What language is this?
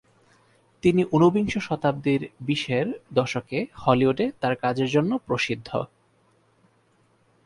Bangla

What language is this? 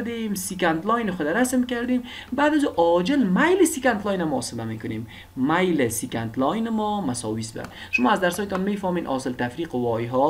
Persian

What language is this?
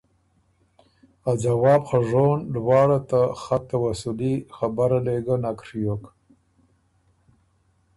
Ormuri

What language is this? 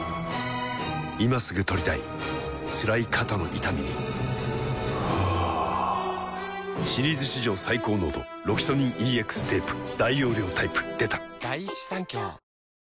Japanese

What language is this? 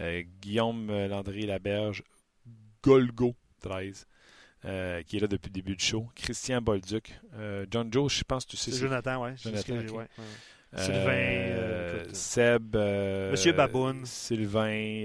French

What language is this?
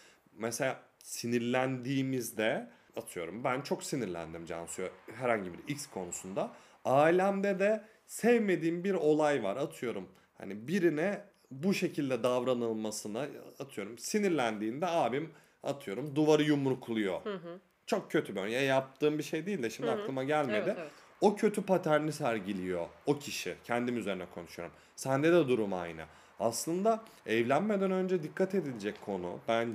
Turkish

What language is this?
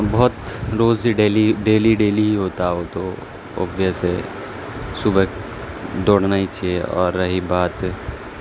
Urdu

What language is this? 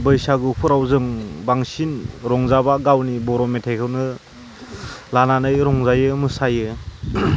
Bodo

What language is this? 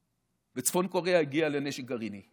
Hebrew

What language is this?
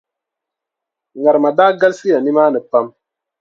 Dagbani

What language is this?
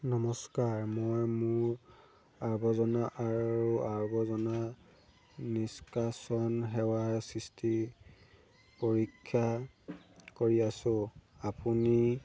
Assamese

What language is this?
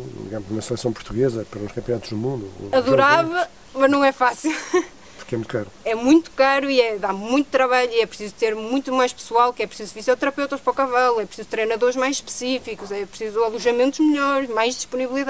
Portuguese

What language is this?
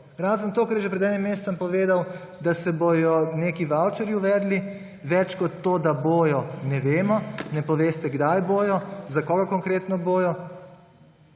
Slovenian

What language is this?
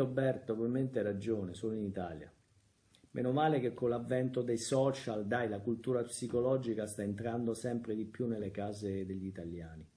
Italian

